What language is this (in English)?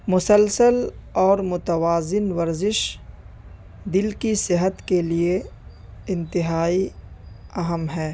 Urdu